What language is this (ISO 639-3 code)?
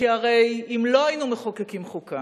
heb